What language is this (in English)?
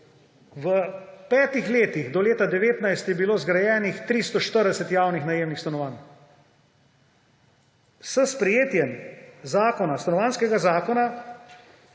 Slovenian